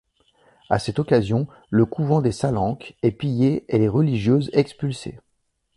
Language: French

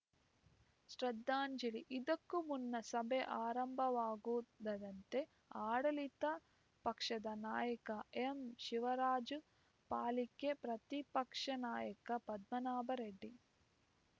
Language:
Kannada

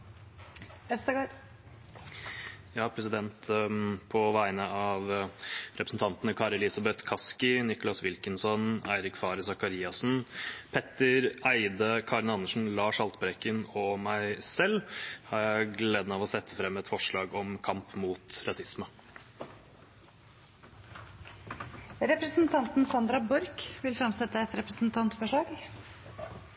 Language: Norwegian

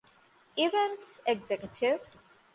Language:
Divehi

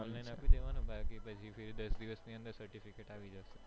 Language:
Gujarati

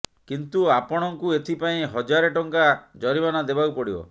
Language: Odia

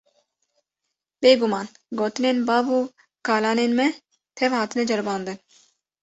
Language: Kurdish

